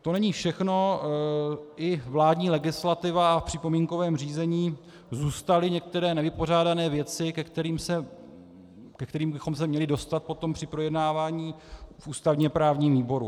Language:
Czech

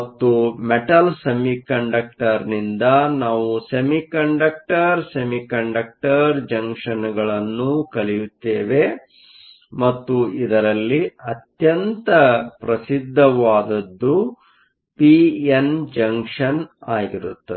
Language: Kannada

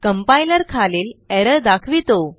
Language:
Marathi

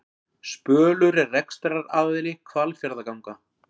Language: Icelandic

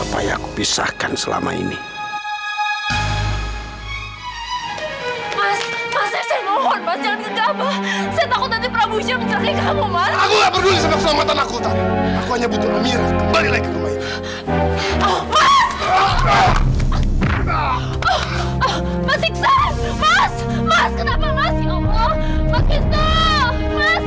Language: Indonesian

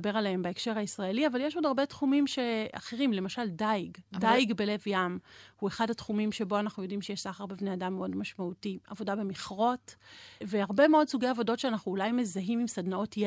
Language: Hebrew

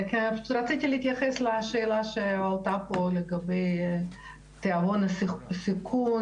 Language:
Hebrew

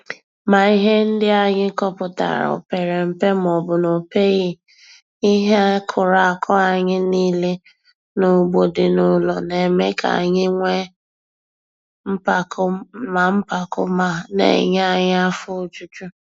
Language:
Igbo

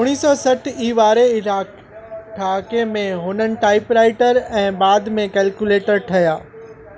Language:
Sindhi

